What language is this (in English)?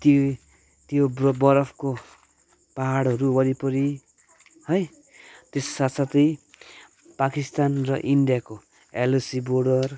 Nepali